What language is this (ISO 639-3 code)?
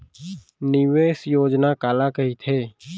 hne